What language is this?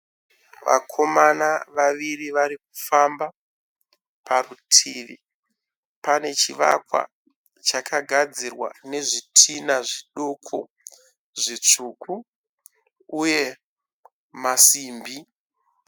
Shona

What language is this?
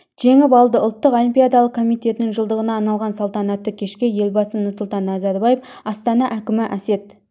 Kazakh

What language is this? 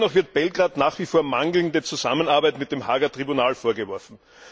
German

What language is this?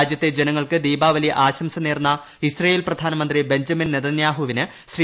Malayalam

